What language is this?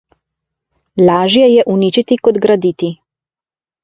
Slovenian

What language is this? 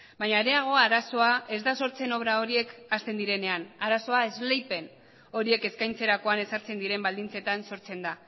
Basque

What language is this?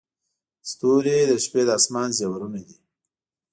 Pashto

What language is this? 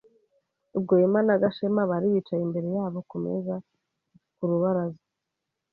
Kinyarwanda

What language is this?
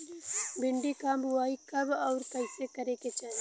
Bhojpuri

